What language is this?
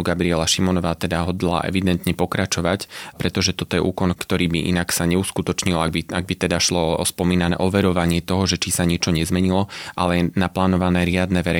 Slovak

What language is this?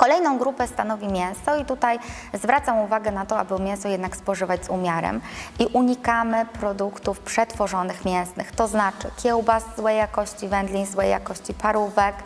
Polish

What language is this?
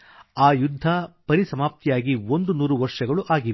Kannada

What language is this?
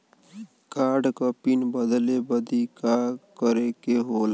Bhojpuri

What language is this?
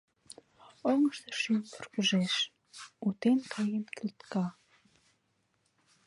Mari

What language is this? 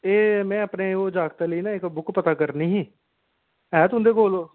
Dogri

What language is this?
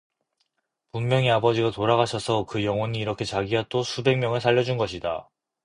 Korean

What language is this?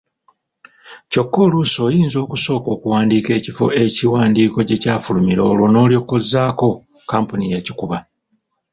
Ganda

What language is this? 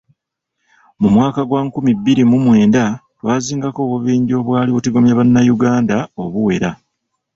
Ganda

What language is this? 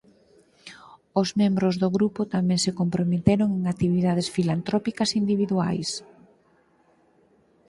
Galician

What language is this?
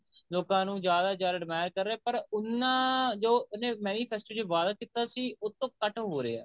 Punjabi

